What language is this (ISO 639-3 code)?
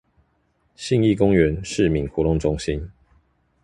zho